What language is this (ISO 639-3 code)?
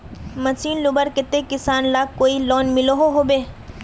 mag